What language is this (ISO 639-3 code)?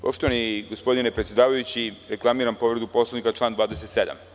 srp